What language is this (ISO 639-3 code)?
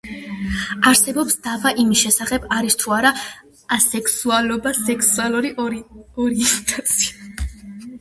kat